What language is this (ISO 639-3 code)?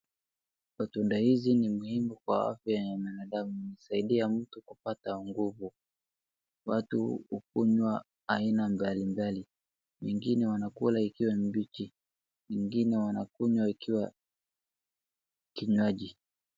swa